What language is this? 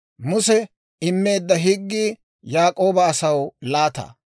Dawro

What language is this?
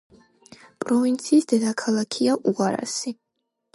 Georgian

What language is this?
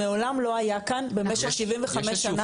Hebrew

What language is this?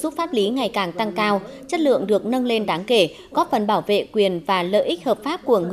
Vietnamese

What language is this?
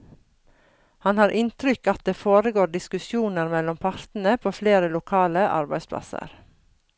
Norwegian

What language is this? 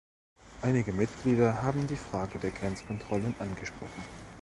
German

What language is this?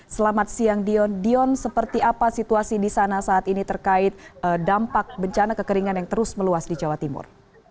Indonesian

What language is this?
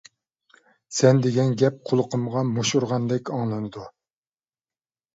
Uyghur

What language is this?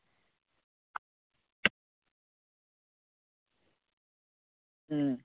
Santali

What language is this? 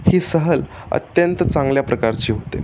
Marathi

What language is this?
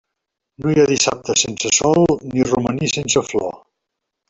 Catalan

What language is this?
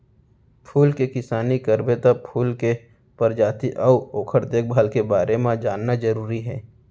Chhattisgarhi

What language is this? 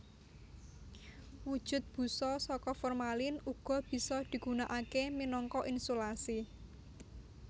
Javanese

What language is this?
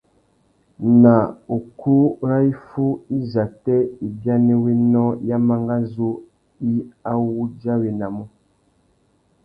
Tuki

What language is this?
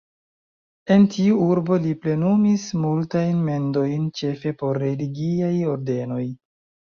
Esperanto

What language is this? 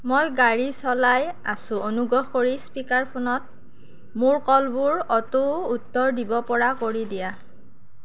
Assamese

